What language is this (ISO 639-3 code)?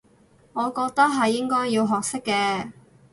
yue